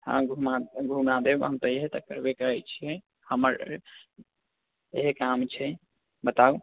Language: Maithili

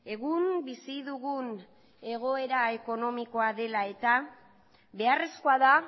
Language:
Basque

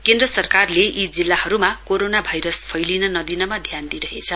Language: Nepali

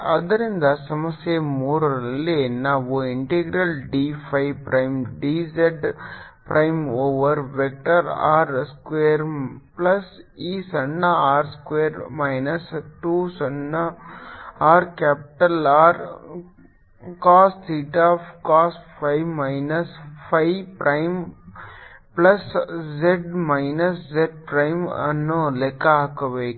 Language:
Kannada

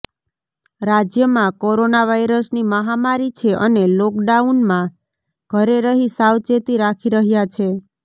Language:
Gujarati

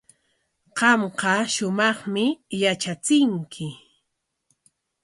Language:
Corongo Ancash Quechua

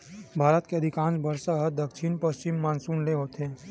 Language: Chhattisgarhi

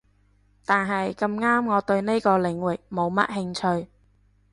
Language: Cantonese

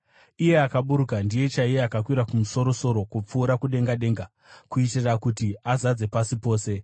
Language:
Shona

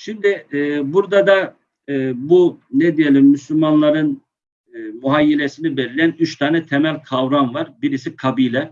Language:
Turkish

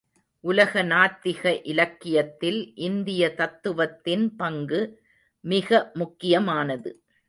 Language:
Tamil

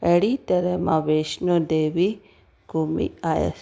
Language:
Sindhi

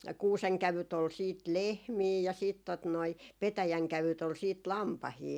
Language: Finnish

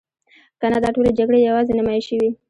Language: Pashto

